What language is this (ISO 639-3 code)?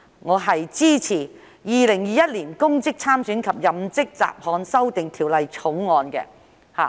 yue